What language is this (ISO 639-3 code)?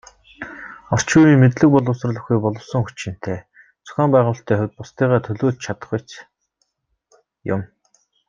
mon